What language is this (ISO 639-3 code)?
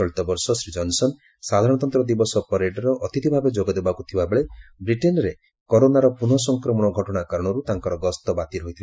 ori